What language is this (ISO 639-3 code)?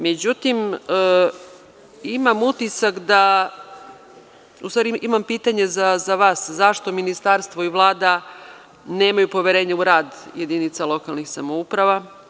srp